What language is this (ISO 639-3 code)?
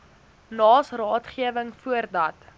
afr